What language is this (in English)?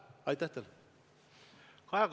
Estonian